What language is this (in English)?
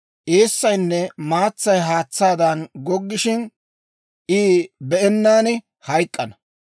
Dawro